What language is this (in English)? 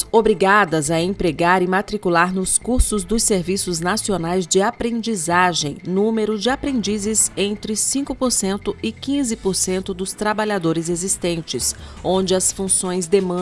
Portuguese